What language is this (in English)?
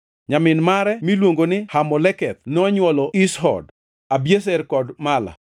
Luo (Kenya and Tanzania)